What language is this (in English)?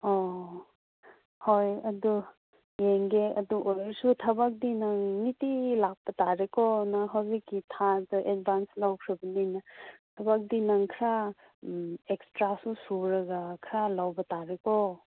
Manipuri